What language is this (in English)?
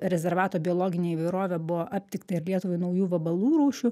Lithuanian